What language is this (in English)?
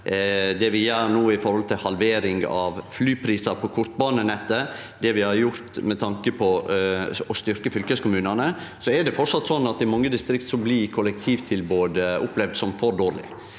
Norwegian